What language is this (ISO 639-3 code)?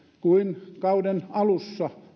fin